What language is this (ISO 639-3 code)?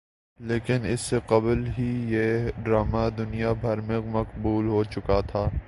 urd